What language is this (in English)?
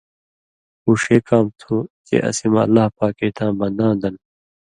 Indus Kohistani